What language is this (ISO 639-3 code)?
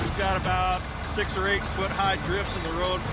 eng